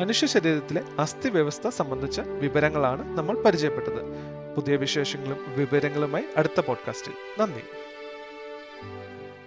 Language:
Malayalam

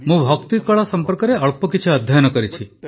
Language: Odia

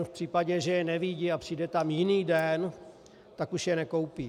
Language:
Czech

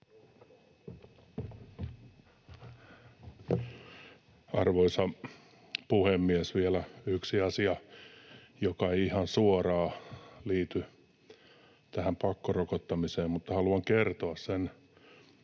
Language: Finnish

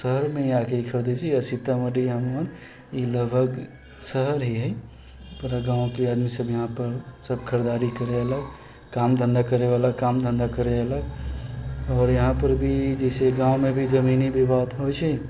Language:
Maithili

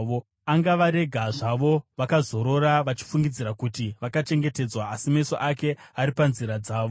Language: Shona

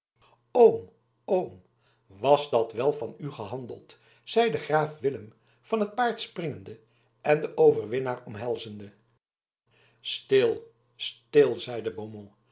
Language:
Dutch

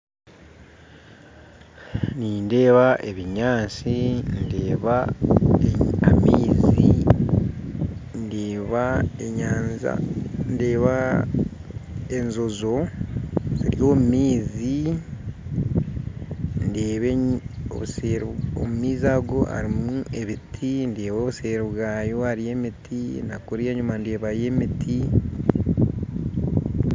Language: Nyankole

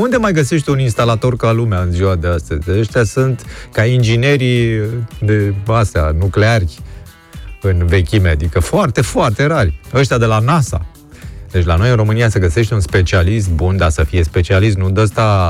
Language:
Romanian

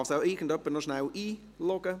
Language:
Swiss German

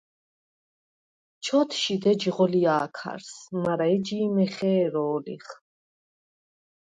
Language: Svan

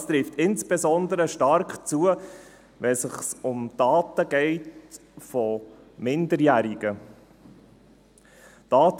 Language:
Swiss German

